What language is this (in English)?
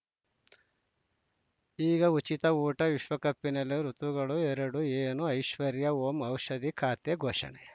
Kannada